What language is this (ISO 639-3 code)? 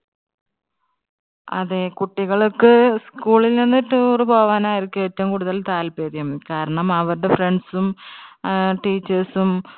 mal